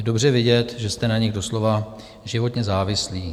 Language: Czech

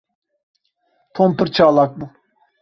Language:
Kurdish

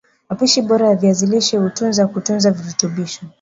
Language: Swahili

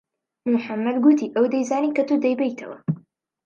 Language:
Central Kurdish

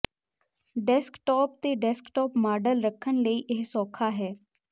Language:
Punjabi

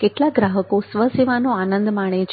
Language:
Gujarati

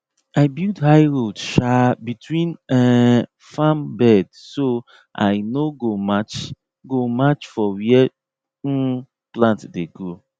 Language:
Nigerian Pidgin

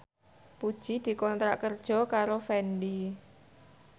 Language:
Javanese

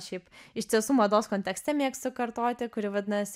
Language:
Lithuanian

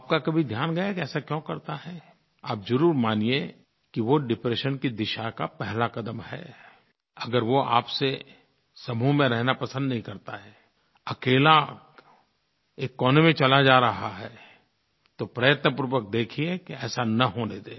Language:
Hindi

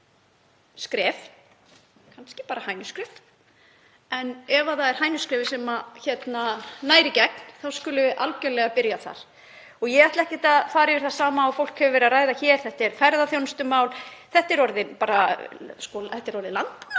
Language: Icelandic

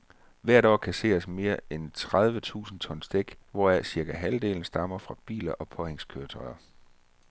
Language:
Danish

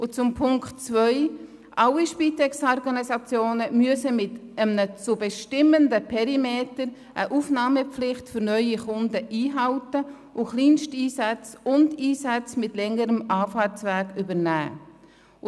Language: Swiss German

